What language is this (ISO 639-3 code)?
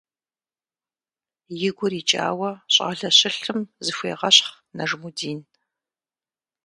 kbd